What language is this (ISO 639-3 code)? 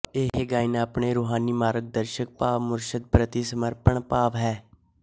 pan